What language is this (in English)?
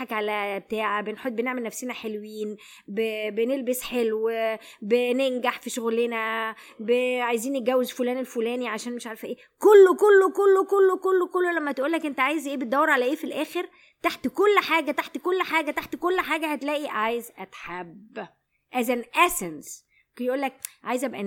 Arabic